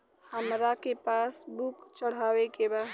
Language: Bhojpuri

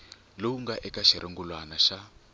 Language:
Tsonga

